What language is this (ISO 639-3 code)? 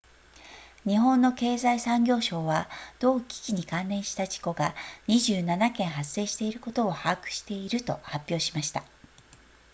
jpn